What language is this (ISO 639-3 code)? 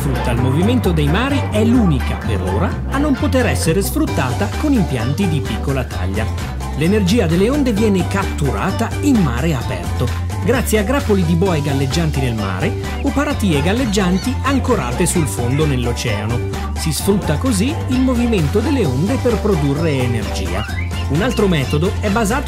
ita